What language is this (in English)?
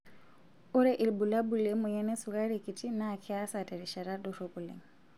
Masai